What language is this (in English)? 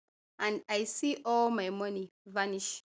Nigerian Pidgin